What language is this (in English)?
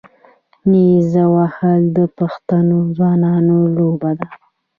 Pashto